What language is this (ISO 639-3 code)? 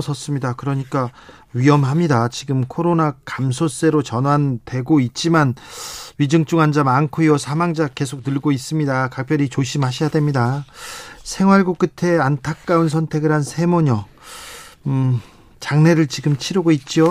kor